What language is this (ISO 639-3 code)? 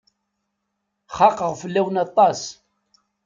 kab